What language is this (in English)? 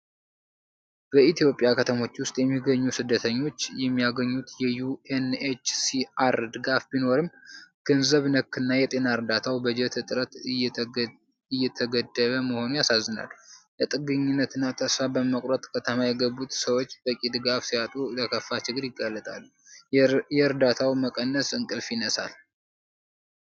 Amharic